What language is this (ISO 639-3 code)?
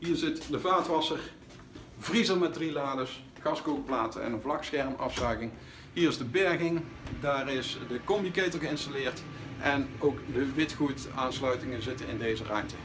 nld